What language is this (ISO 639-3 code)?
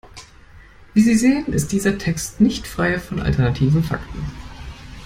deu